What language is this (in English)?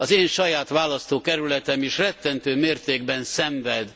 Hungarian